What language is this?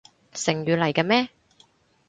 Cantonese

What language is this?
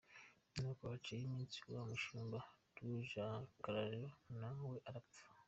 Kinyarwanda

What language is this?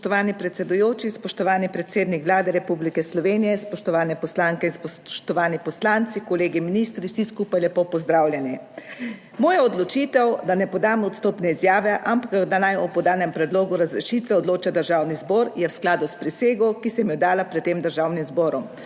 Slovenian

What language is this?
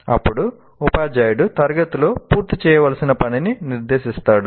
Telugu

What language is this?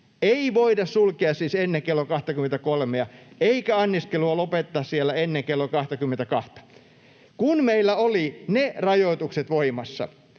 Finnish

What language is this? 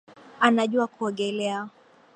Swahili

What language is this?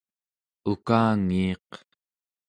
Central Yupik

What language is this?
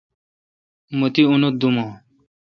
Kalkoti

